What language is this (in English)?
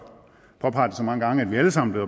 Danish